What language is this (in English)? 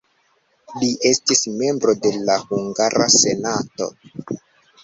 Esperanto